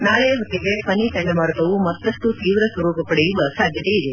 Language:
Kannada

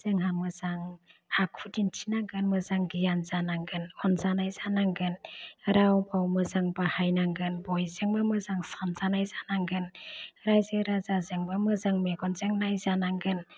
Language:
Bodo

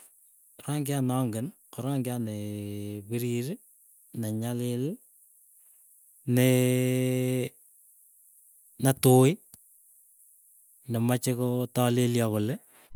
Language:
Keiyo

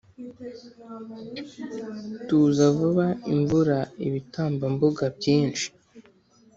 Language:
Kinyarwanda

